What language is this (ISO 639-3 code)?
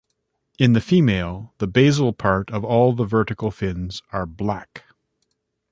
eng